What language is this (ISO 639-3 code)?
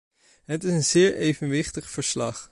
nld